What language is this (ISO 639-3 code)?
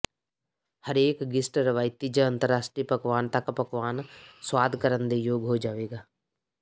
pan